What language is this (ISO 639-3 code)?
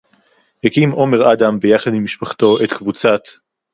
heb